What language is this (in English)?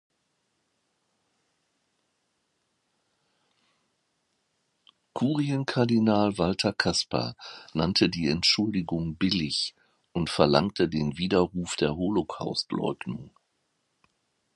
German